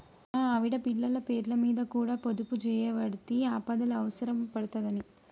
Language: Telugu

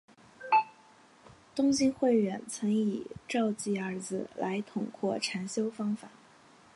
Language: Chinese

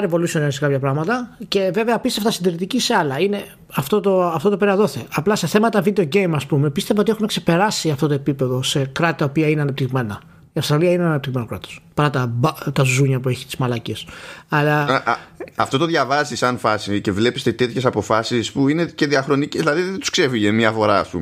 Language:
Greek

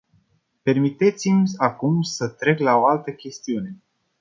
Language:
Romanian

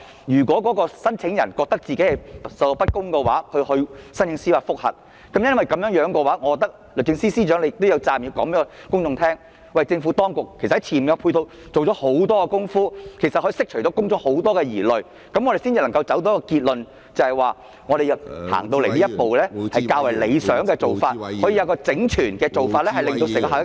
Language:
Cantonese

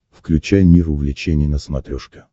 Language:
Russian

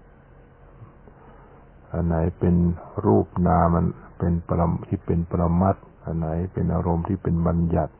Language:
Thai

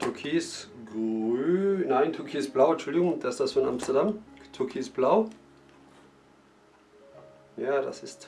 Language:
German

